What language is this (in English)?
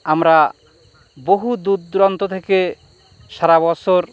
Bangla